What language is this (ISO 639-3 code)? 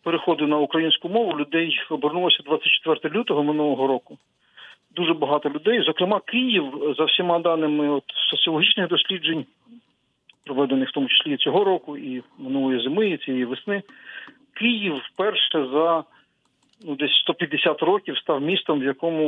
ukr